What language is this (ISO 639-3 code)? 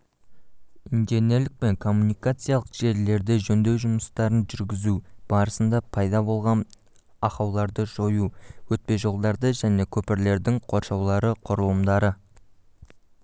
kaz